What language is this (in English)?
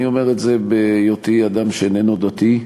Hebrew